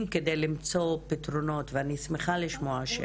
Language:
Hebrew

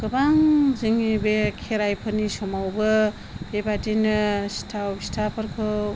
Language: Bodo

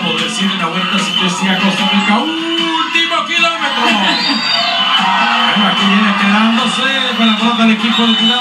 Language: Spanish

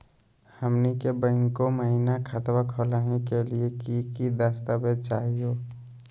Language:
Magahi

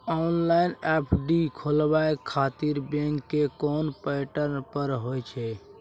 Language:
Maithili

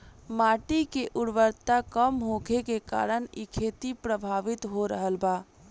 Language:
Bhojpuri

